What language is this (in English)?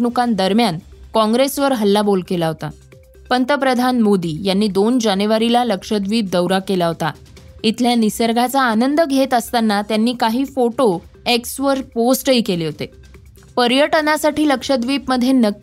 Marathi